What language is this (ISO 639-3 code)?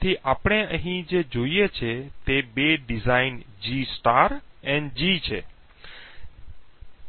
guj